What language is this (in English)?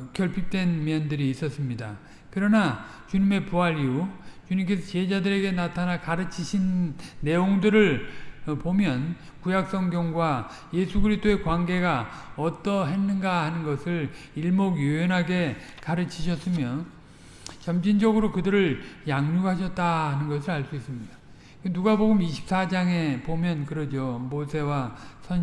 Korean